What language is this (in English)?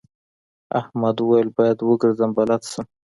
Pashto